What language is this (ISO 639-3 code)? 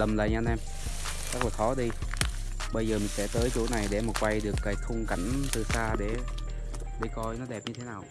vie